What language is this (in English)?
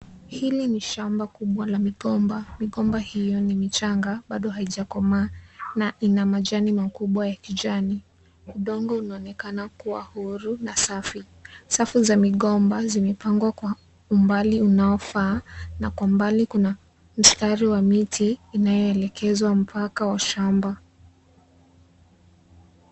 Swahili